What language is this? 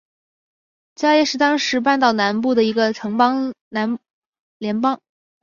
Chinese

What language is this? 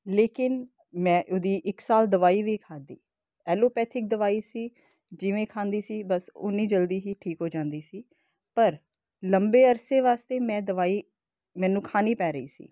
Punjabi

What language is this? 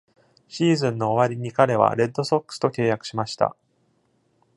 Japanese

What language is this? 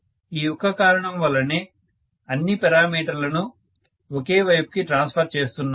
Telugu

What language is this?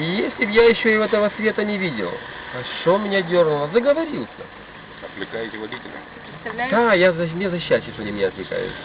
Russian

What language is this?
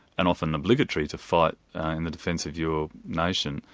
English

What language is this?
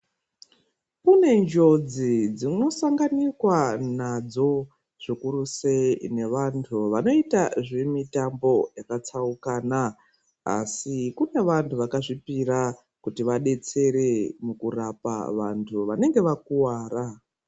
Ndau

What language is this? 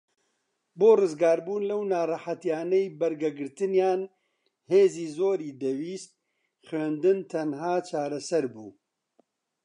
Central Kurdish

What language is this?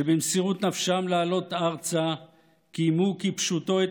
Hebrew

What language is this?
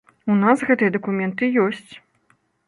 Belarusian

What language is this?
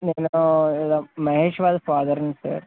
Telugu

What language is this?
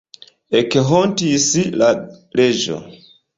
Esperanto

